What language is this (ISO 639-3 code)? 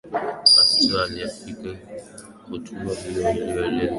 swa